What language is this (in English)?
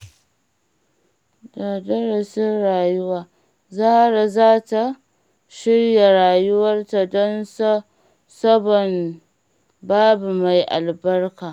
Hausa